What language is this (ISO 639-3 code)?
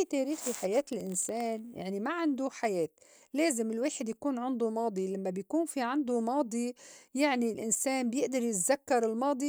apc